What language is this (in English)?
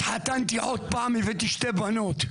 Hebrew